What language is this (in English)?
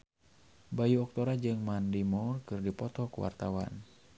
Sundanese